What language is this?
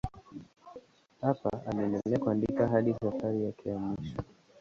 Swahili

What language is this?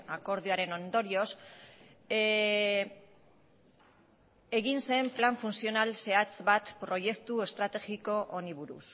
Basque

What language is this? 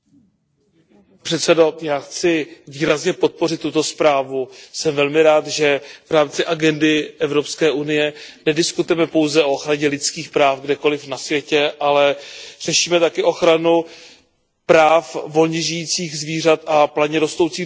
Czech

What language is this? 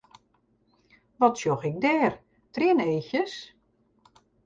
Western Frisian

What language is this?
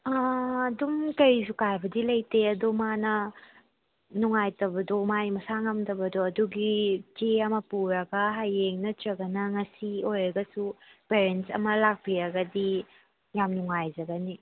Manipuri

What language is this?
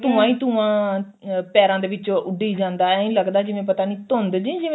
Punjabi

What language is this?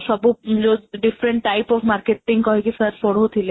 Odia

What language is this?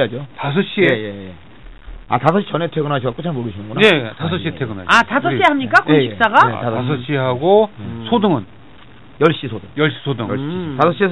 Korean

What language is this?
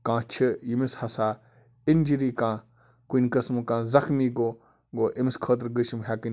Kashmiri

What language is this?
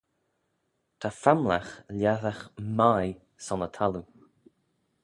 Manx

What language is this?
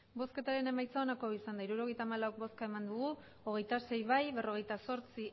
Basque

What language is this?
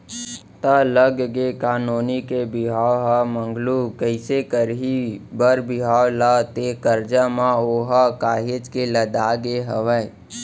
Chhattisgarhi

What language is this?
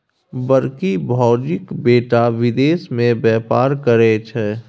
Maithili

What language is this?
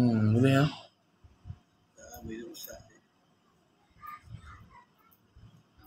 Malay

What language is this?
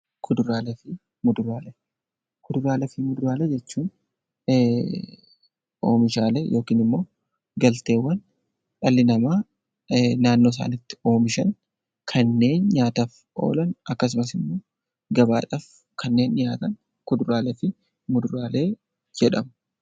Oromo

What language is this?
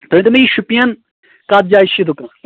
Kashmiri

